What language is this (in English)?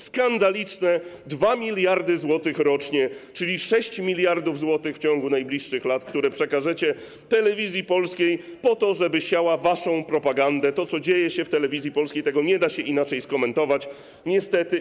Polish